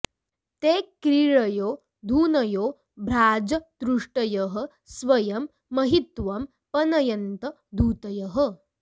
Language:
Sanskrit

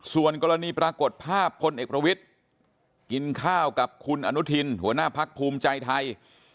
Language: Thai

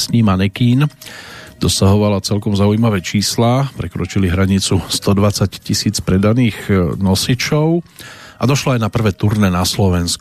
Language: Slovak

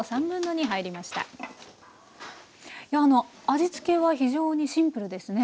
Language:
Japanese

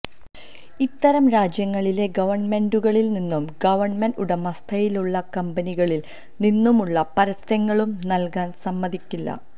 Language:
Malayalam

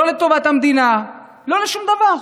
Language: Hebrew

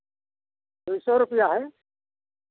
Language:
Hindi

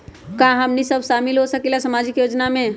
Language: Magahi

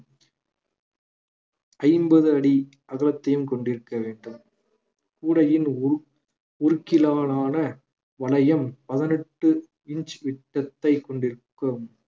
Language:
Tamil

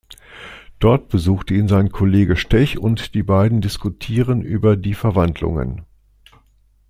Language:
German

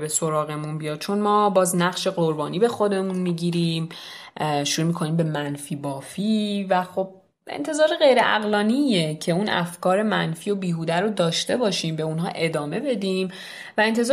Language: Persian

